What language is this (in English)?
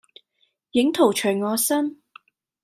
Cantonese